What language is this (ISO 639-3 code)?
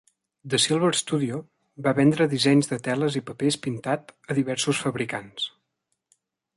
cat